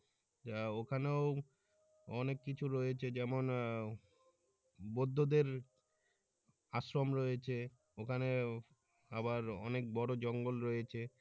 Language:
Bangla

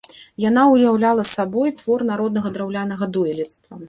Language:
Belarusian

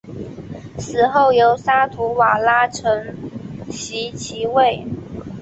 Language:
Chinese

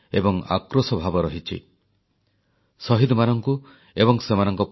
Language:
Odia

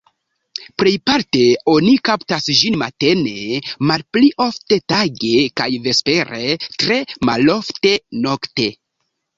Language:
Esperanto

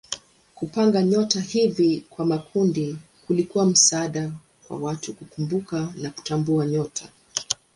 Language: Swahili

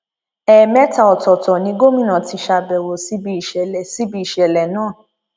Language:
Yoruba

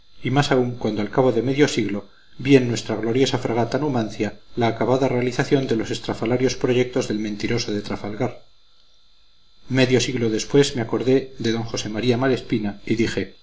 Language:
Spanish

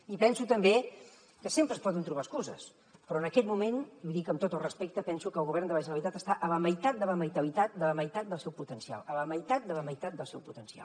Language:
Catalan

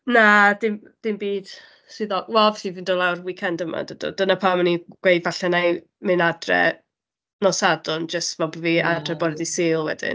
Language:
Welsh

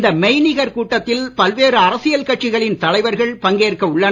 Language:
Tamil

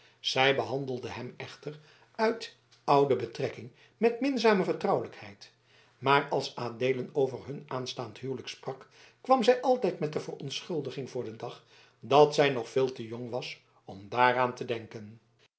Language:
Dutch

